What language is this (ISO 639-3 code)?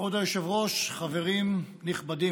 heb